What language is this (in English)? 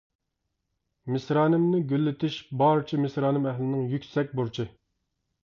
Uyghur